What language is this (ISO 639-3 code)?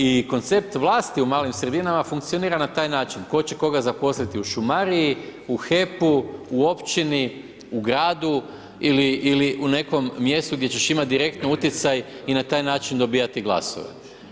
hrv